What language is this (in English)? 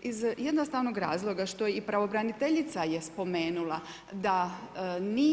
Croatian